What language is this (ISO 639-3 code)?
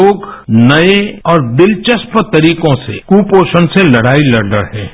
hin